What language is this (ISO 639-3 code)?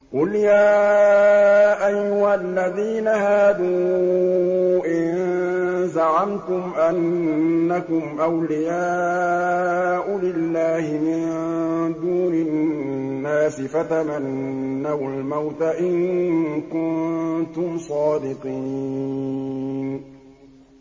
ara